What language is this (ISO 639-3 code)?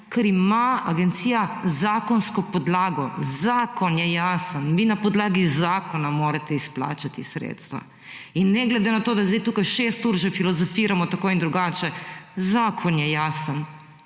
slv